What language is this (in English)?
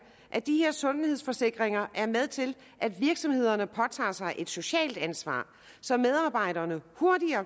Danish